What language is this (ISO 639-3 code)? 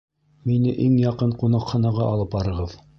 bak